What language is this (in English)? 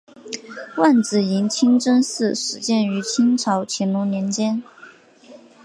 Chinese